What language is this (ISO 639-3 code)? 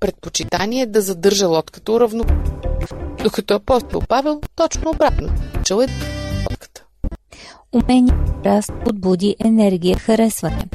bul